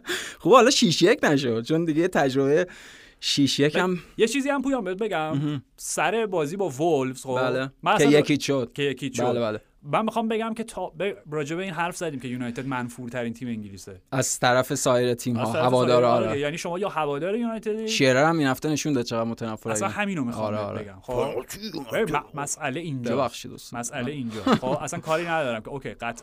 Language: Persian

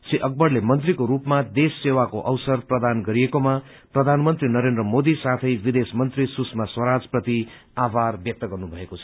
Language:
Nepali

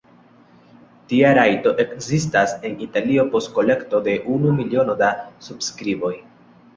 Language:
Esperanto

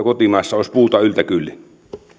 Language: Finnish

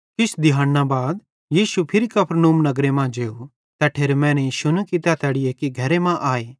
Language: Bhadrawahi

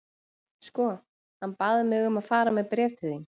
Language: Icelandic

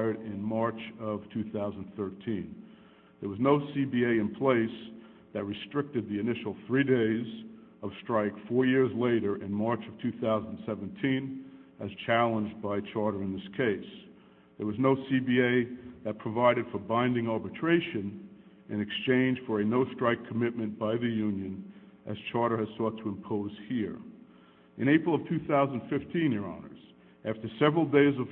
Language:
English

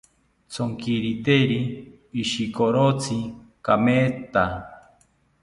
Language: South Ucayali Ashéninka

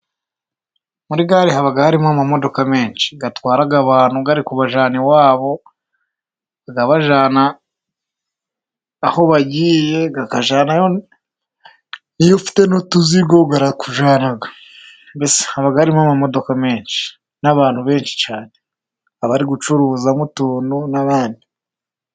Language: Kinyarwanda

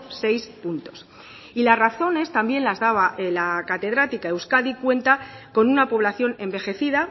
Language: Spanish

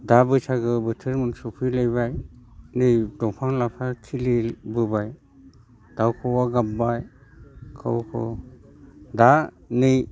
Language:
Bodo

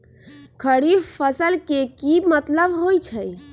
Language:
Magahi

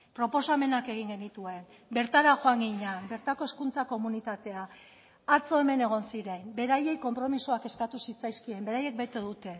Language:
Basque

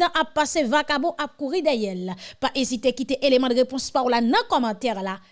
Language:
French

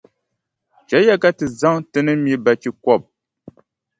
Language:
Dagbani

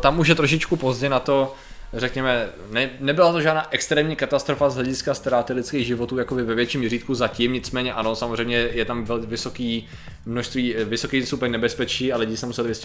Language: Czech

